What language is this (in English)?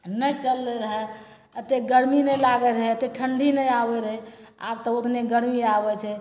Maithili